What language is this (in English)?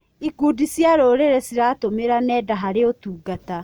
Kikuyu